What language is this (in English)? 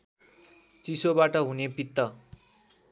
Nepali